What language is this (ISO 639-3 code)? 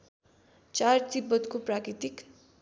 nep